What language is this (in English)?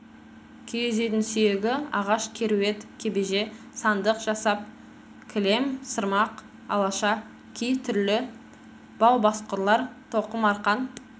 Kazakh